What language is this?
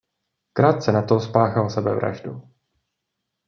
Czech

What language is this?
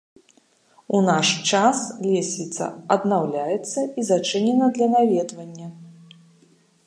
Belarusian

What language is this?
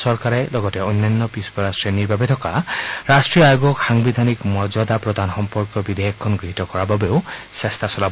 Assamese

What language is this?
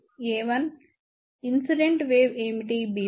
Telugu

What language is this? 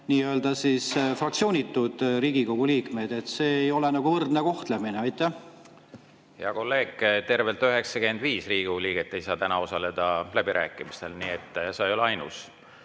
Estonian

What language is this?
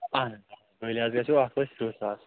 Kashmiri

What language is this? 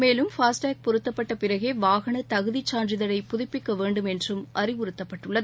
Tamil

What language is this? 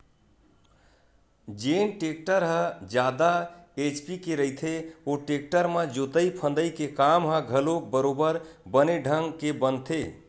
Chhattisgarhi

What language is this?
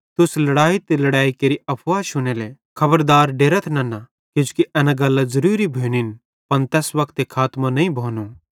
Bhadrawahi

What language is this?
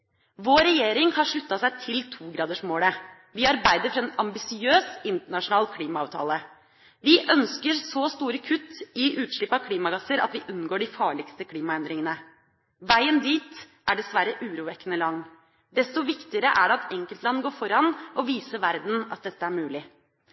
Norwegian Bokmål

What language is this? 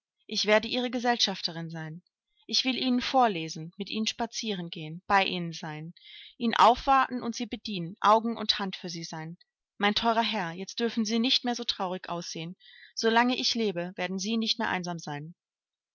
German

